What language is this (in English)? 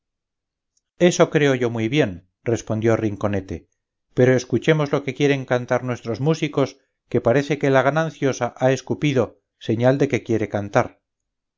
Spanish